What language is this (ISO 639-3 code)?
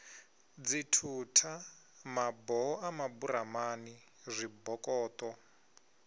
ven